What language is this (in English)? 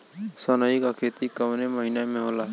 Bhojpuri